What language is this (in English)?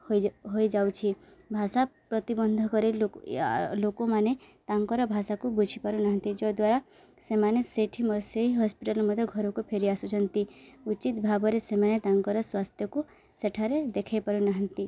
Odia